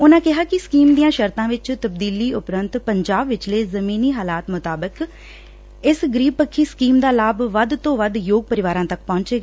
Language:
Punjabi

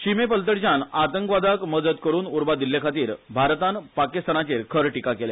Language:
Konkani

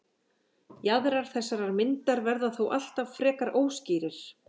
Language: Icelandic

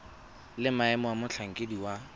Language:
Tswana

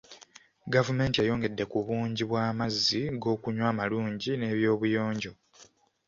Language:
Ganda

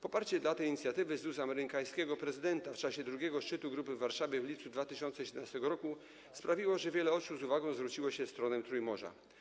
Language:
Polish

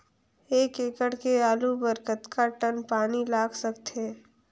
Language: Chhattisgarhi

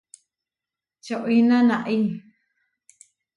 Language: Huarijio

